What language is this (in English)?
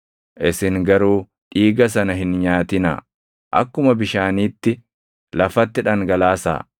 Oromo